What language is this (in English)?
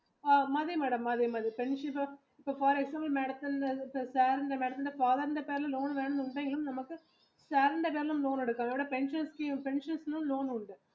Malayalam